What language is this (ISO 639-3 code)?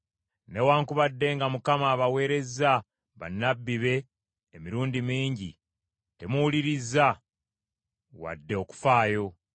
lug